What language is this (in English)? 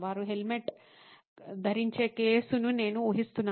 Telugu